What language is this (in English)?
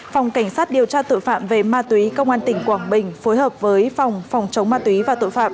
Vietnamese